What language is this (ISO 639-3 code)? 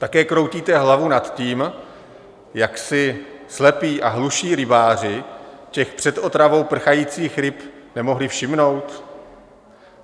ces